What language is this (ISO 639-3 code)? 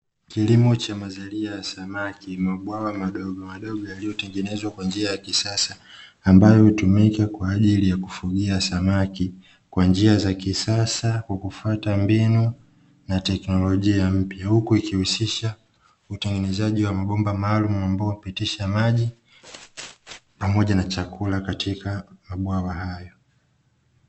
swa